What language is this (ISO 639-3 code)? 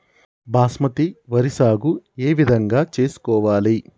tel